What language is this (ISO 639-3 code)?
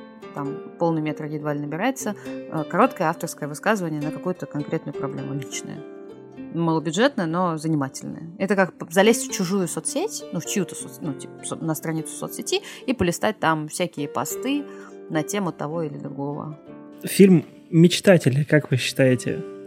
rus